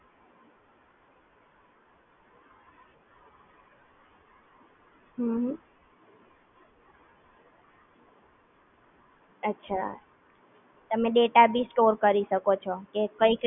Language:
Gujarati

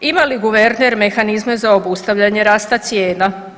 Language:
Croatian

